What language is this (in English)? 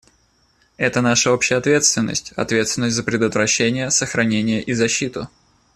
Russian